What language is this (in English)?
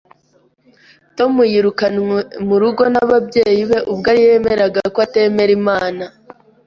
Kinyarwanda